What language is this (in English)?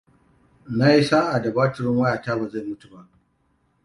Hausa